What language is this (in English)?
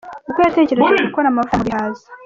Kinyarwanda